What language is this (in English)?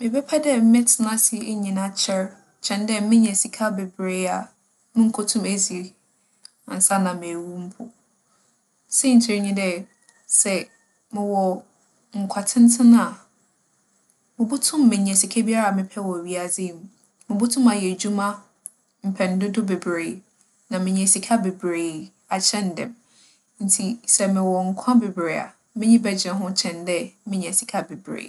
Akan